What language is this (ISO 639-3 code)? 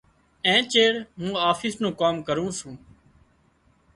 kxp